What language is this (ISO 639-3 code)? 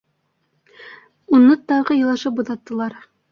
bak